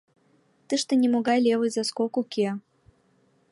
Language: Mari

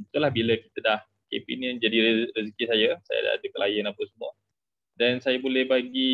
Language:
Malay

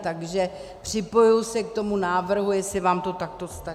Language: Czech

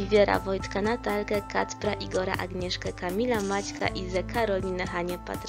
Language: Polish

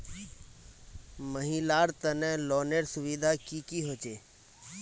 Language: Magahi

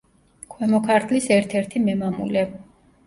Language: Georgian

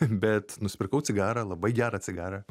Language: Lithuanian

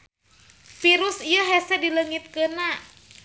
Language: Sundanese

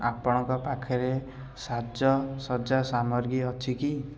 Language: Odia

